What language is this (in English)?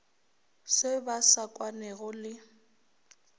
Northern Sotho